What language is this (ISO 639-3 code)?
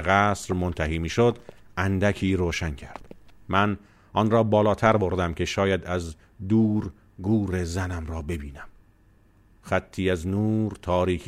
fas